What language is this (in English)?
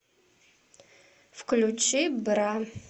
Russian